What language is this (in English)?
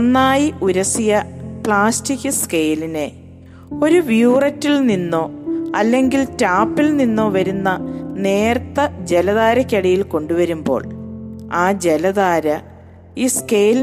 Malayalam